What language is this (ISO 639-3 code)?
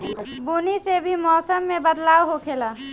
bho